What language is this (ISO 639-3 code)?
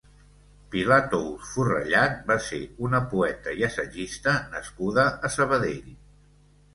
cat